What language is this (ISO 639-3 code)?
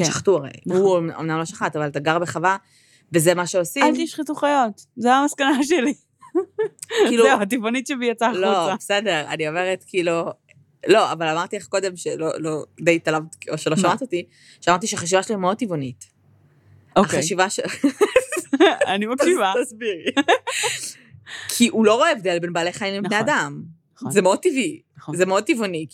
heb